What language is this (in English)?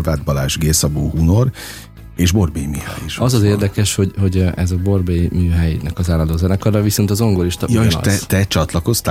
Hungarian